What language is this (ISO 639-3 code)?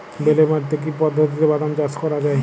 ben